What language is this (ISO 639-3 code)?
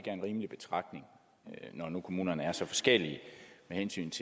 dan